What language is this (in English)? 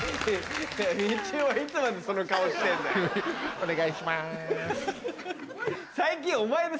Japanese